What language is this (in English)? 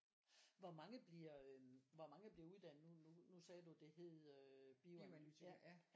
Danish